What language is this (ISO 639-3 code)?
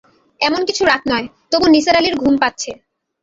ben